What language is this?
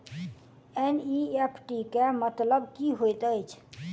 Maithili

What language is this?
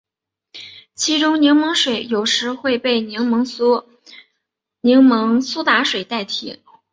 Chinese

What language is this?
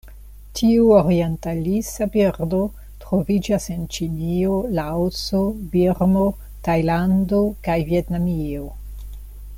Esperanto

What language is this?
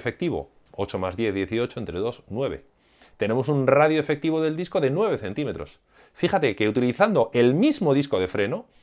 Spanish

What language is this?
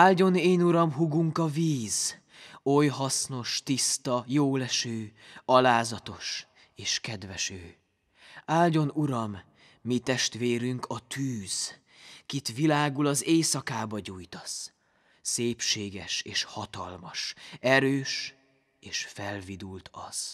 Hungarian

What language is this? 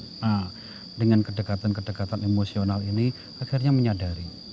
Indonesian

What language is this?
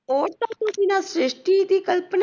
Punjabi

